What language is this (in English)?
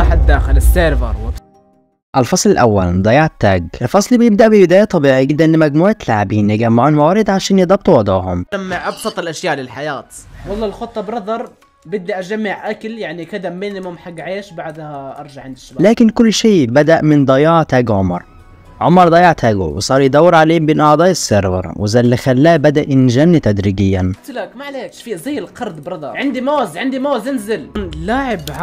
Arabic